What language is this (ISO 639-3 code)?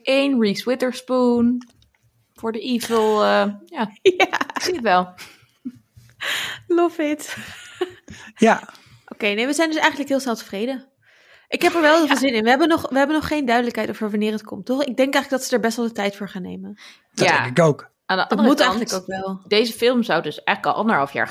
nld